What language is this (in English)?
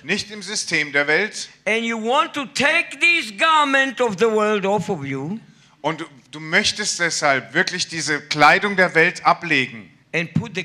German